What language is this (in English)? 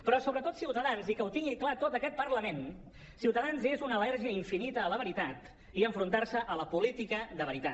Catalan